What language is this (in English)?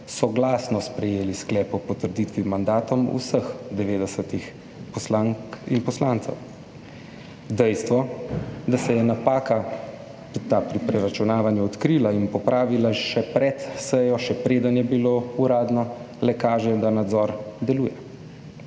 Slovenian